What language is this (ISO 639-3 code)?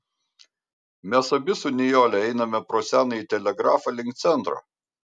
lit